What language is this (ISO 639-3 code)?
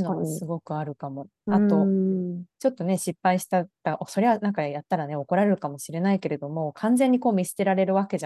jpn